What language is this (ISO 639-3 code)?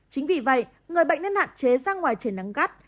vie